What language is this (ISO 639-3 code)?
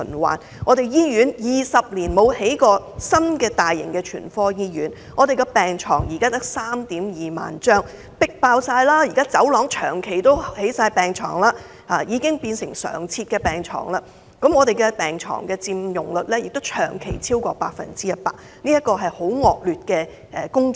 yue